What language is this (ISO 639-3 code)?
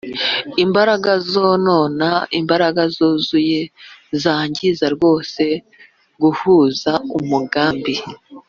kin